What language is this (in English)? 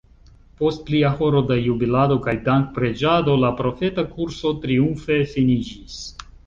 Esperanto